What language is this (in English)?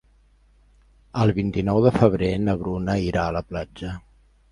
Catalan